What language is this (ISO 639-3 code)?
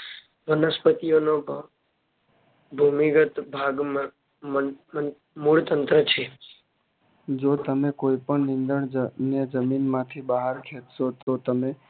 guj